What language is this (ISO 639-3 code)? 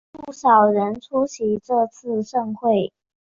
zho